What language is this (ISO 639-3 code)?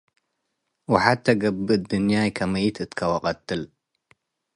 tig